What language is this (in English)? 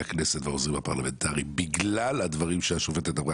Hebrew